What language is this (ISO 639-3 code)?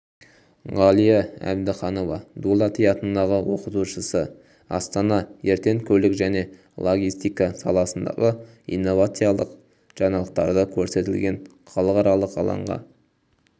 kaz